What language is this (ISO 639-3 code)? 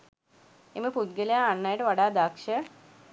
sin